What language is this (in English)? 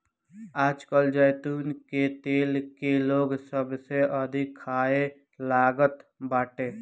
Bhojpuri